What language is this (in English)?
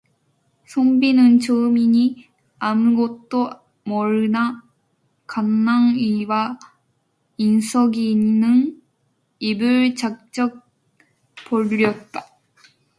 Korean